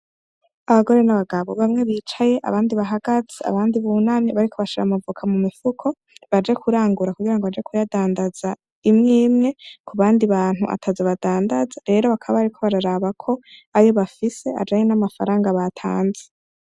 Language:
Rundi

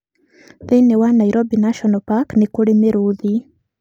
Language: Kikuyu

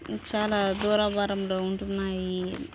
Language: Telugu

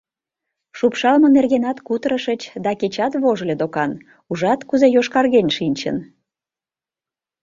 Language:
Mari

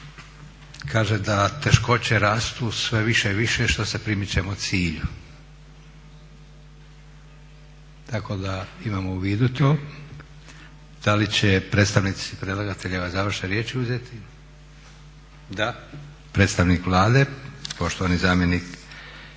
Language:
Croatian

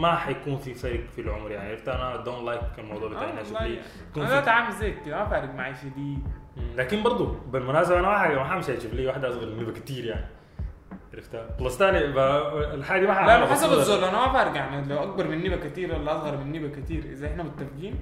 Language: Arabic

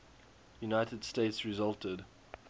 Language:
English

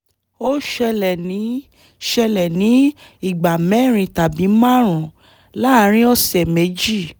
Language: Yoruba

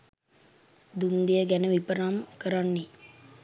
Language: Sinhala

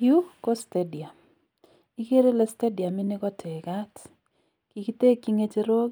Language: Kalenjin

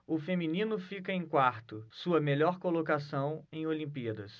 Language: Portuguese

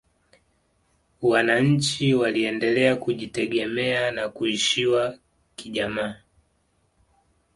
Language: Swahili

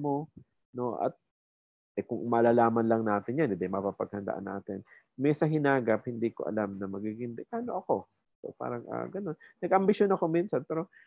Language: Filipino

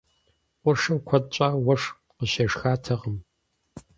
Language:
Kabardian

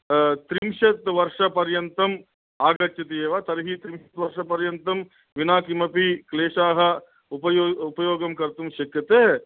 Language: Sanskrit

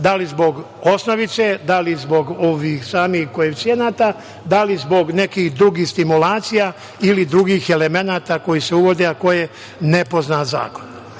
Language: Serbian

